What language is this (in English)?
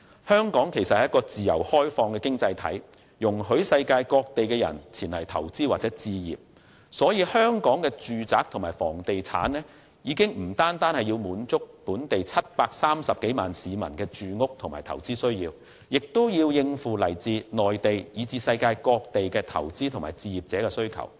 Cantonese